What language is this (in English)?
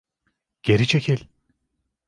Turkish